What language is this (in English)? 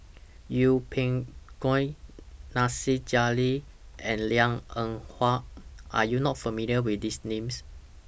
English